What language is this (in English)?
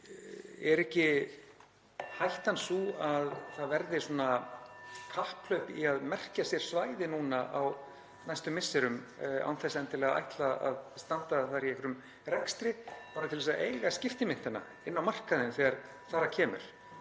Icelandic